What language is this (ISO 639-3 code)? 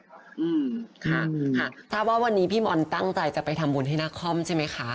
tha